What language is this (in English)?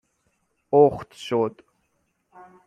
Persian